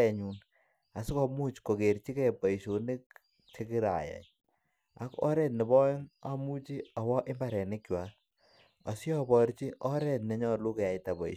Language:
Kalenjin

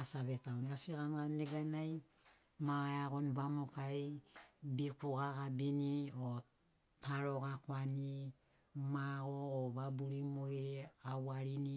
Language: Sinaugoro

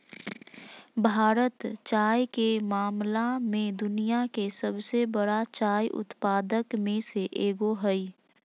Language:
Magahi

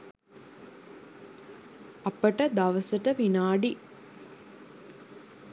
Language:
Sinhala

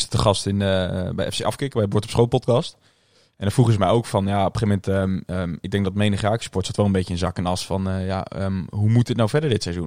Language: Dutch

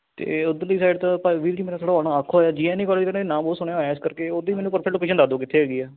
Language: Punjabi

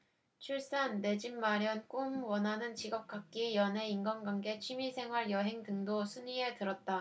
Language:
Korean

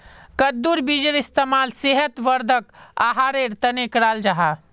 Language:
Magahi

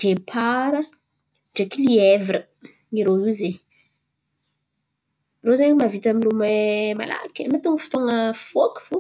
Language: Antankarana Malagasy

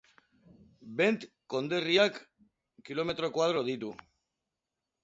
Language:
Basque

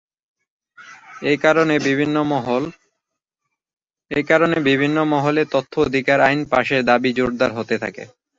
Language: Bangla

